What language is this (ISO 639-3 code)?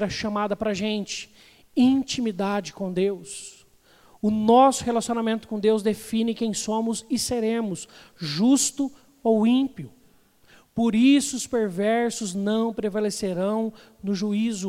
por